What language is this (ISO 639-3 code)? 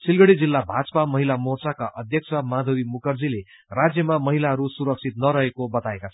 nep